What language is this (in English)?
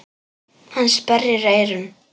Icelandic